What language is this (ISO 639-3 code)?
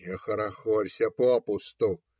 rus